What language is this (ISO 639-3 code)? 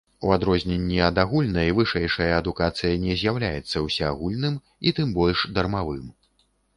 bel